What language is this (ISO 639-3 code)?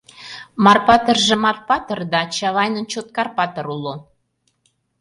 chm